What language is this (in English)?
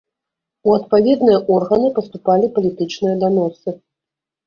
Belarusian